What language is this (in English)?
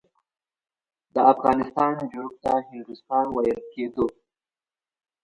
Pashto